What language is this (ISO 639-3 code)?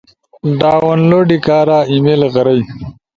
ush